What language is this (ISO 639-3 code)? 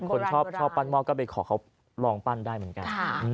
tha